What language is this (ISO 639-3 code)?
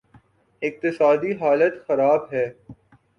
urd